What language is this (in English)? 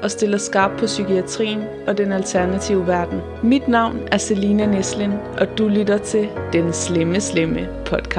Danish